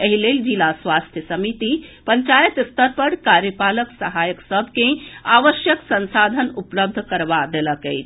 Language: Maithili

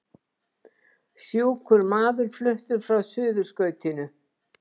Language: Icelandic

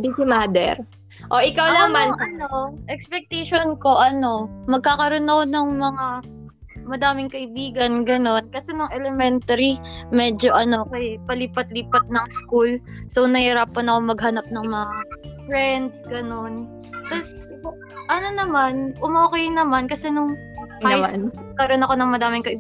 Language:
Filipino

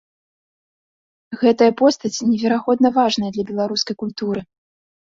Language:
Belarusian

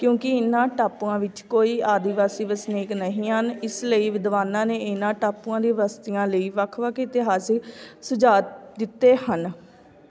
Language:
Punjabi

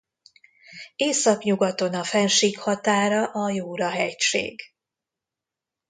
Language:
Hungarian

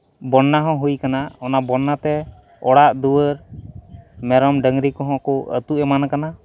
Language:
Santali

